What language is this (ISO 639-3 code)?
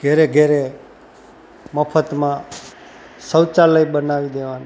guj